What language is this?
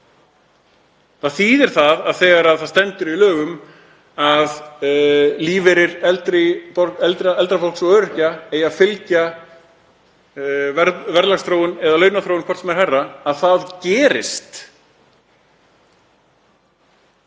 Icelandic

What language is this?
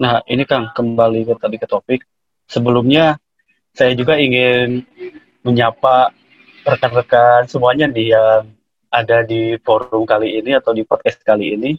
Indonesian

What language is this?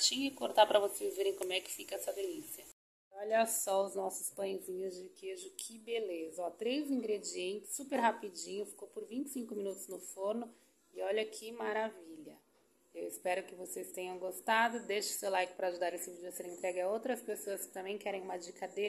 Portuguese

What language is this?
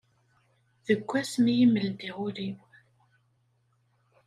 Kabyle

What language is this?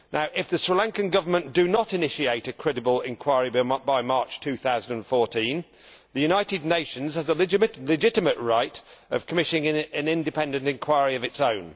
English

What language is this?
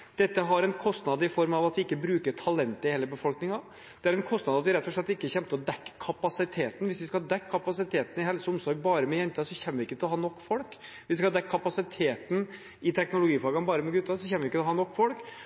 Norwegian Bokmål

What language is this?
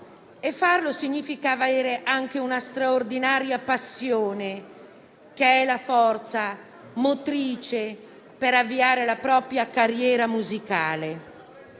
Italian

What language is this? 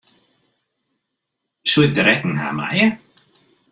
Western Frisian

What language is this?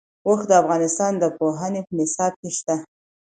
Pashto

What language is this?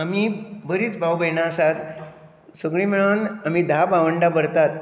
Konkani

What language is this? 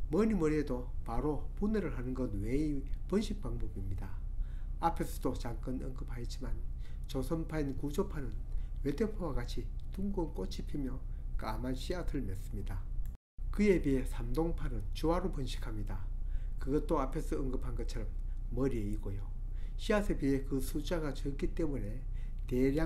Korean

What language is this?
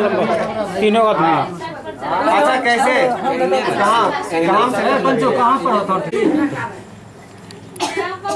Hindi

